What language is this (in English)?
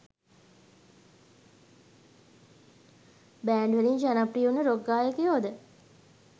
Sinhala